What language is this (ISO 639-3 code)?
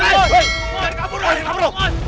ind